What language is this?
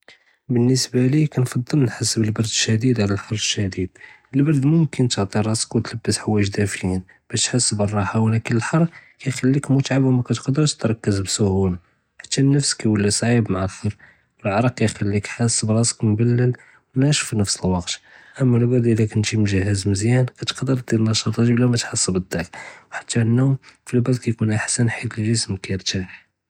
Judeo-Arabic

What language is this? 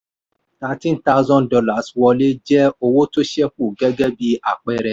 Yoruba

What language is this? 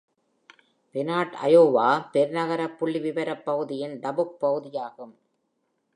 Tamil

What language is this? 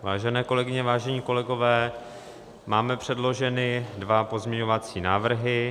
Czech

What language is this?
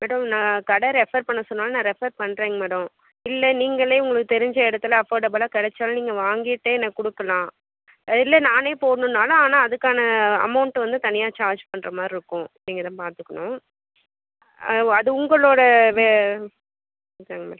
Tamil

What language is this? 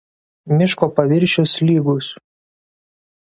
Lithuanian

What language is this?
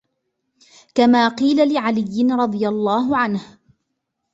Arabic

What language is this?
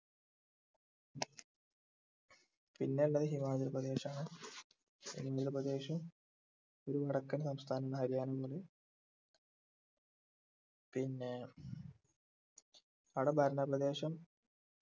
Malayalam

